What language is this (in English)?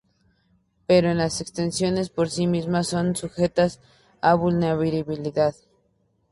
Spanish